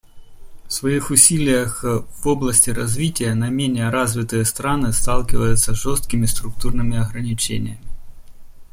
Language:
Russian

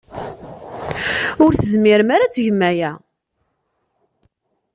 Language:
Kabyle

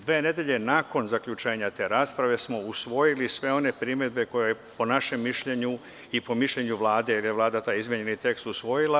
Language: Serbian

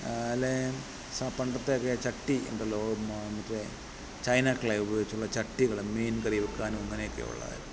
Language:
Malayalam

